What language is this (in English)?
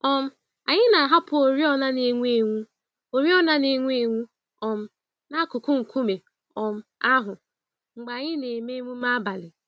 Igbo